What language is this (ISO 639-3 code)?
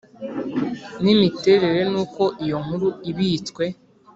kin